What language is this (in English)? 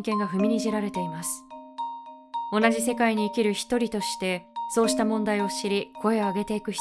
Japanese